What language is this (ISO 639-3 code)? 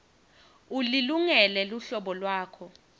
ssw